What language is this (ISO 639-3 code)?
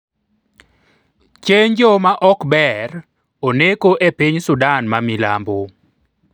luo